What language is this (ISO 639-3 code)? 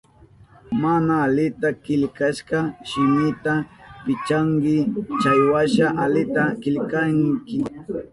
qup